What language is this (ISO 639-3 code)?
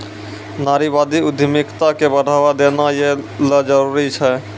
mai